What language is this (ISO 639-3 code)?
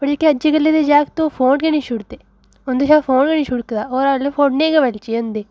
doi